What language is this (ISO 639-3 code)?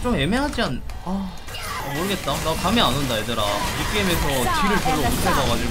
kor